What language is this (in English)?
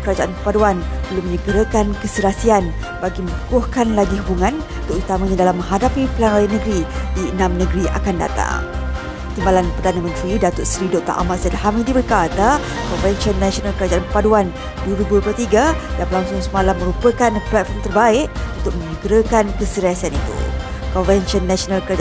Malay